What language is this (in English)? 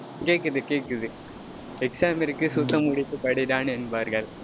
Tamil